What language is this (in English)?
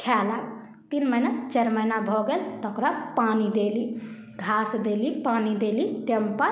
Maithili